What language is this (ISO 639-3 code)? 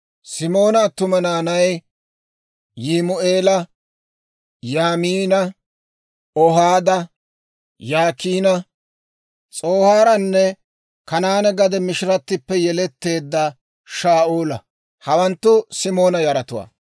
dwr